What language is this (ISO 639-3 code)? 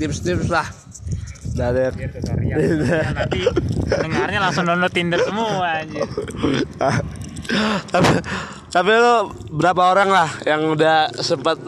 ind